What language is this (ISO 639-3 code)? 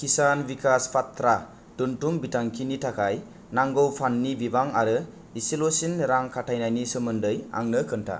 brx